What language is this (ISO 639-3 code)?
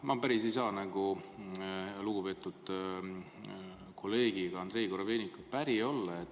est